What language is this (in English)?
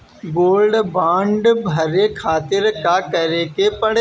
Bhojpuri